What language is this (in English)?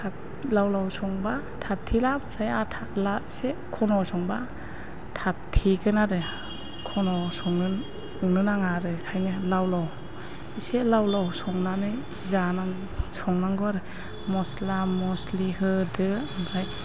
Bodo